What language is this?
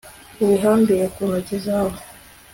Kinyarwanda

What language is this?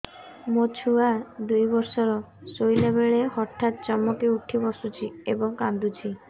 Odia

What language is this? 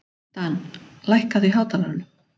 Icelandic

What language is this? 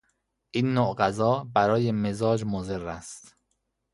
Persian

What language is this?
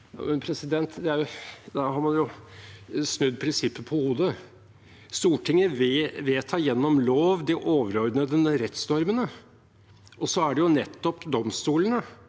Norwegian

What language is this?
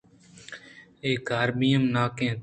Eastern Balochi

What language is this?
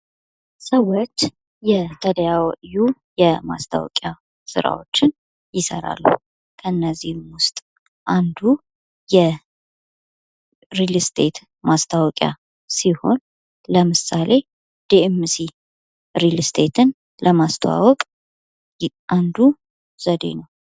Amharic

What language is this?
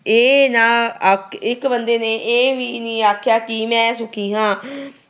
Punjabi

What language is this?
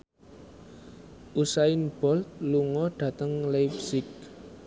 Javanese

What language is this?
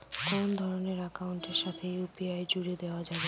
Bangla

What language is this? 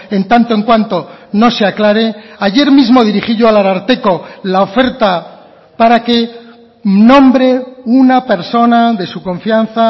Spanish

